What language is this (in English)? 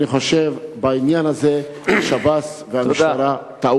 Hebrew